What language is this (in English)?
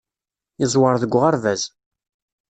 Kabyle